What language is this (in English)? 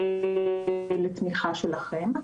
Hebrew